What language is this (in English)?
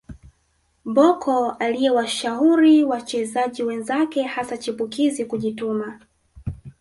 Swahili